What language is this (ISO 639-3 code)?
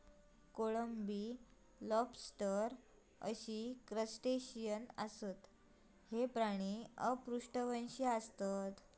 mar